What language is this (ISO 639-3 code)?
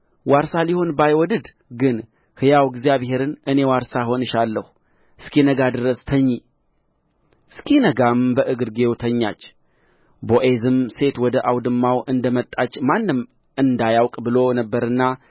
amh